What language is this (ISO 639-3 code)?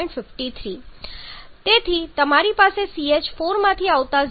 guj